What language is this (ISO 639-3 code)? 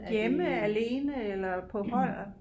dan